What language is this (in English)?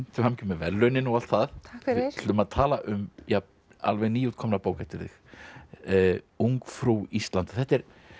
Icelandic